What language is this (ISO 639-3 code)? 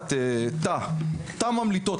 heb